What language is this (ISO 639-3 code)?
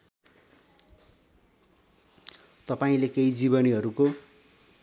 nep